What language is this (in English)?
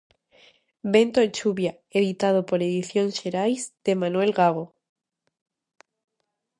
Galician